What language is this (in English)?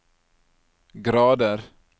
Norwegian